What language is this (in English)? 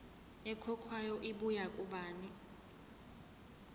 Zulu